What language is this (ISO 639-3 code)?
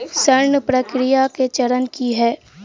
mai